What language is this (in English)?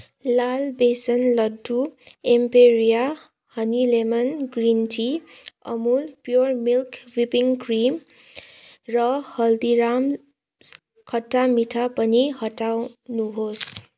Nepali